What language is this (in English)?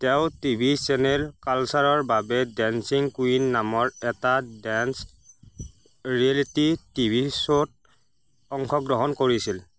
Assamese